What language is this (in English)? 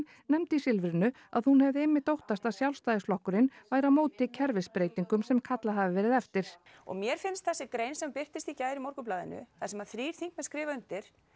Icelandic